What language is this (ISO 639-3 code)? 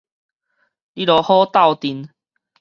nan